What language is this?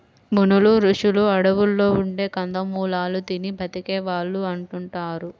Telugu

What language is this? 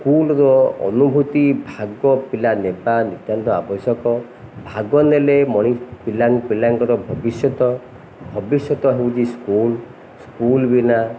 Odia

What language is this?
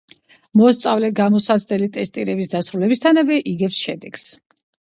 Georgian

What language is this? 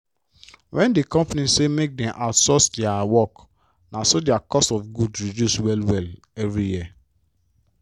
Nigerian Pidgin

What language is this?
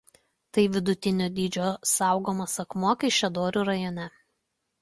Lithuanian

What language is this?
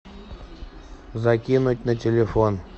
Russian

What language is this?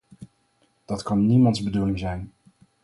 Dutch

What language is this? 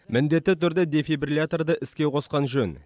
Kazakh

